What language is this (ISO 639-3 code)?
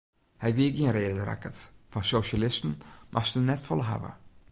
fry